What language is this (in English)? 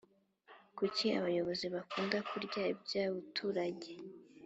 Kinyarwanda